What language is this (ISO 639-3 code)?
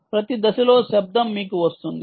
tel